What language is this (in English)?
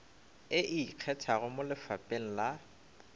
Northern Sotho